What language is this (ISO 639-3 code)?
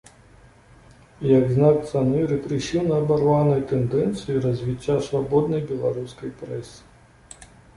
bel